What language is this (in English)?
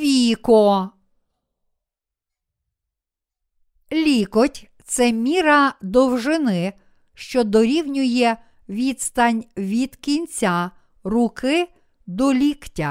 Ukrainian